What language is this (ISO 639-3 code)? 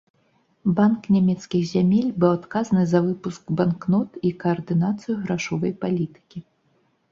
bel